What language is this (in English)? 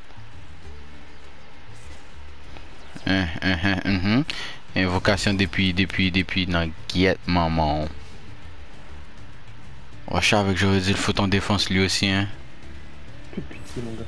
French